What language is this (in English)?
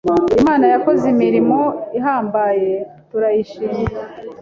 Kinyarwanda